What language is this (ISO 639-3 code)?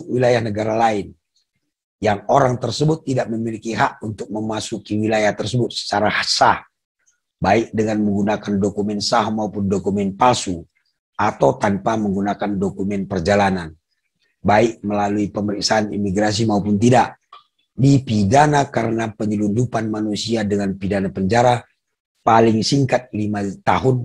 ind